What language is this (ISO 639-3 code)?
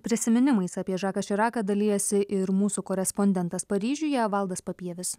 lit